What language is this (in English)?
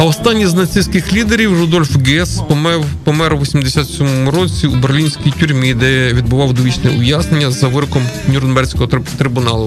Ukrainian